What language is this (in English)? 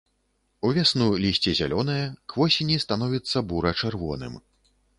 Belarusian